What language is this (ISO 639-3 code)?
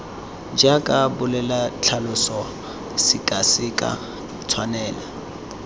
tsn